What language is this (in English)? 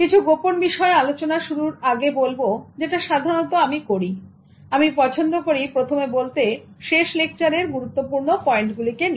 Bangla